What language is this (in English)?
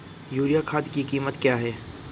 Hindi